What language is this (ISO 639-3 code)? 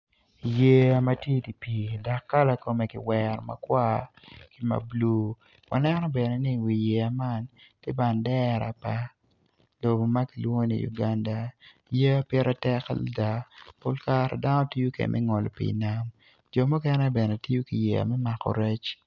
ach